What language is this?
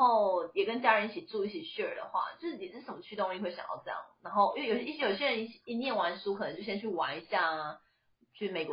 Chinese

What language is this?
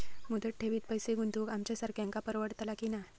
Marathi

